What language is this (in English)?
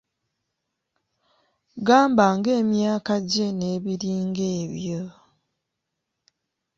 Ganda